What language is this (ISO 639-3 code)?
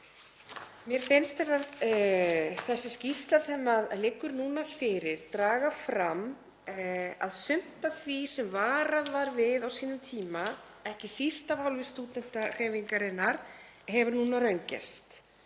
isl